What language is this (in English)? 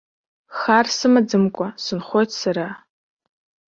Abkhazian